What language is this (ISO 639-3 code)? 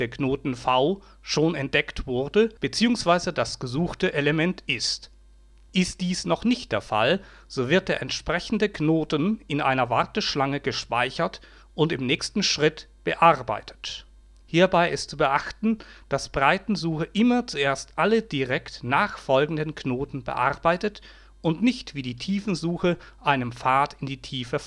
deu